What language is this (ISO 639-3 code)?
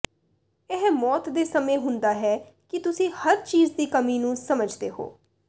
pan